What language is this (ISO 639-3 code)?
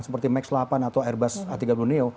ind